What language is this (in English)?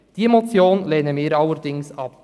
Swiss German